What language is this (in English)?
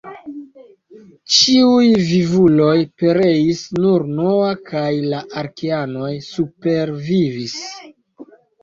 Esperanto